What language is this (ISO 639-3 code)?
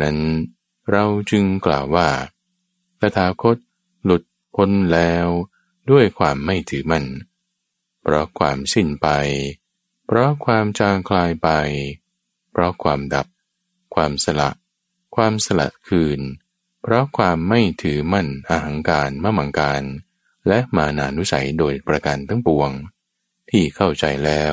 tha